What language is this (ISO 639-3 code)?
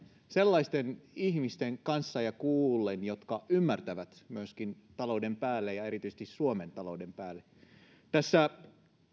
fin